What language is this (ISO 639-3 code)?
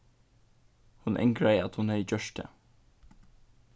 fao